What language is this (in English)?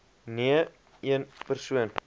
Afrikaans